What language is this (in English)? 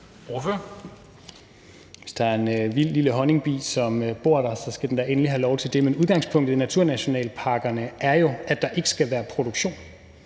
Danish